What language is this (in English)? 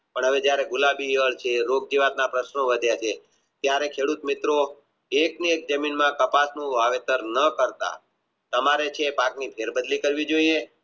Gujarati